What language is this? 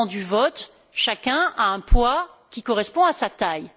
French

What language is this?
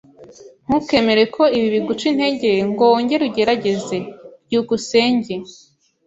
Kinyarwanda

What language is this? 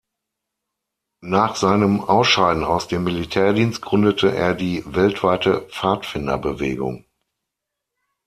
German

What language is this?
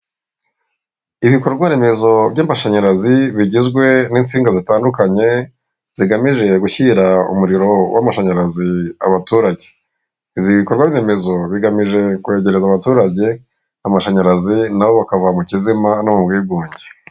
Kinyarwanda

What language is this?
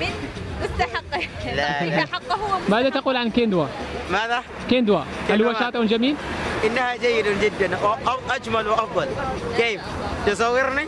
Arabic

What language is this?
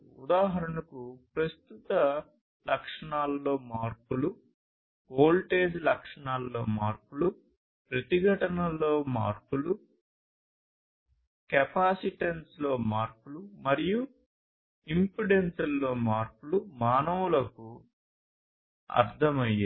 Telugu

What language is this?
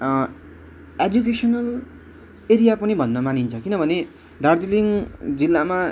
Nepali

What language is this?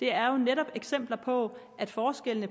Danish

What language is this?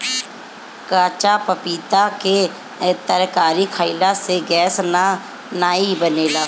Bhojpuri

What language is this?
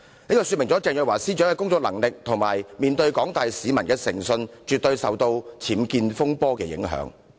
Cantonese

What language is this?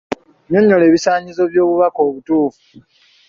Ganda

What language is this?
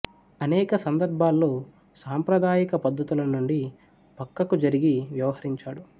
Telugu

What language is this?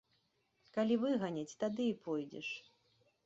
Belarusian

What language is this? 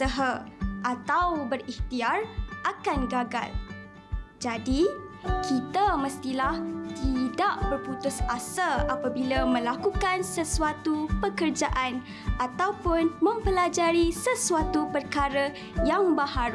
Malay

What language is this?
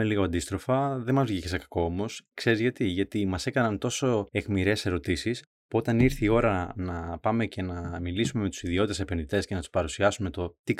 Greek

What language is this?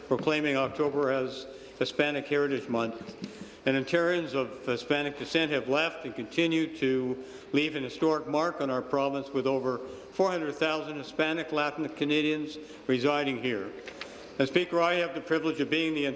English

